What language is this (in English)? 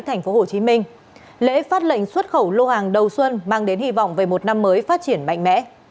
Vietnamese